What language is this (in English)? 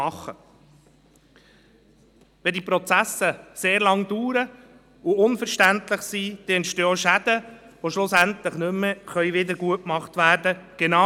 Swiss German